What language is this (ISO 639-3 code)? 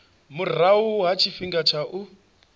ven